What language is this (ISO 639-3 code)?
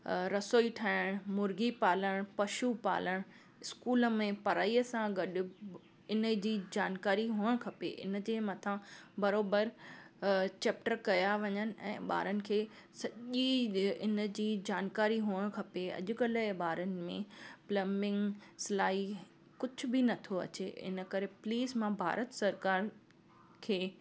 snd